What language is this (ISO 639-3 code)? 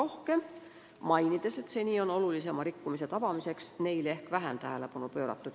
est